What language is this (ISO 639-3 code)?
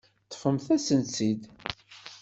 kab